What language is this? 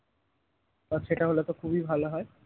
Bangla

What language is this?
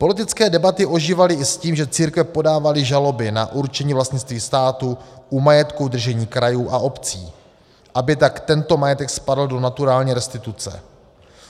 Czech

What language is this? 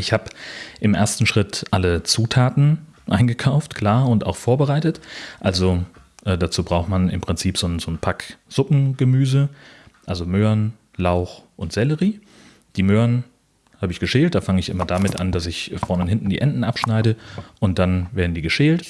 German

